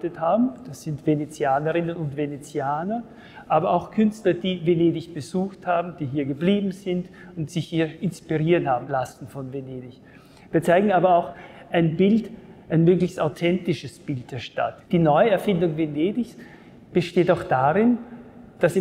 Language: German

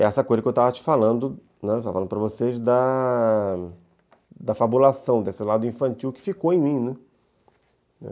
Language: Portuguese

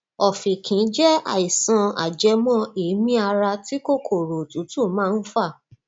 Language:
Yoruba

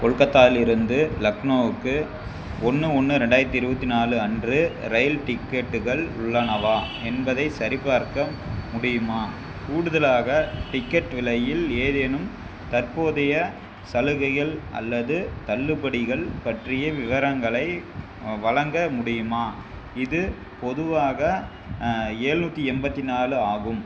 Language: Tamil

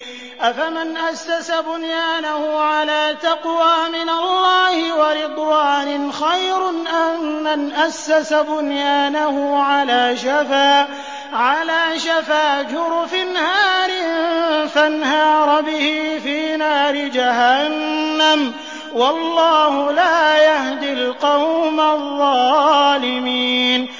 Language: Arabic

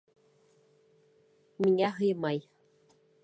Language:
Bashkir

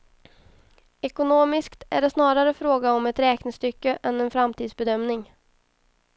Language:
Swedish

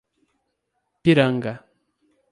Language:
Portuguese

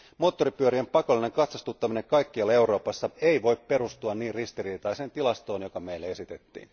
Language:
Finnish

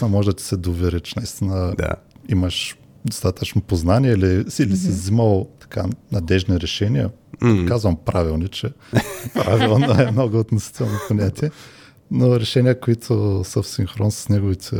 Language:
Bulgarian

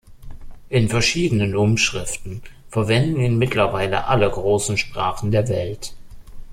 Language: German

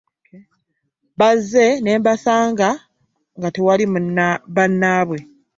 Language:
Ganda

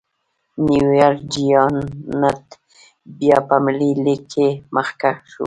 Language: Pashto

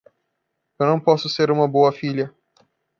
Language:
Portuguese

